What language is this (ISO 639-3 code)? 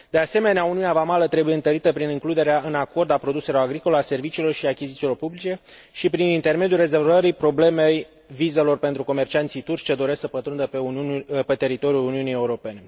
ron